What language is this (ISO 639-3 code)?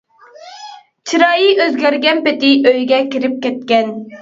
uig